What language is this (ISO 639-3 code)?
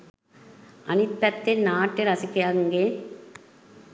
sin